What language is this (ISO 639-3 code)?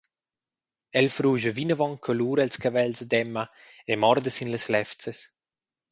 roh